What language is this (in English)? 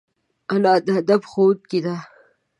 Pashto